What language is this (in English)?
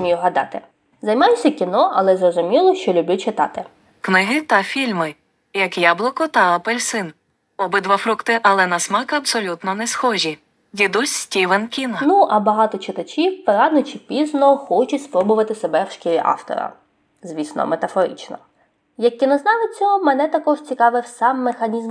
Ukrainian